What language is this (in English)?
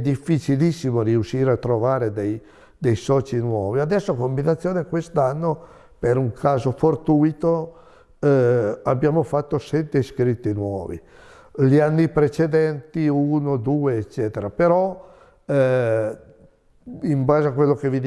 Italian